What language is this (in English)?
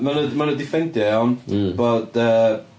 Welsh